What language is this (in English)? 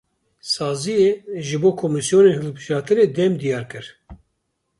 Kurdish